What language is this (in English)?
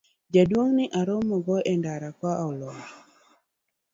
Luo (Kenya and Tanzania)